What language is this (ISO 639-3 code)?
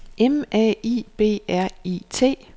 dan